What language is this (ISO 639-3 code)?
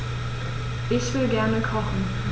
deu